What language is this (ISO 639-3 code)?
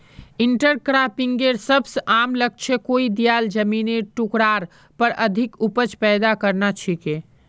mag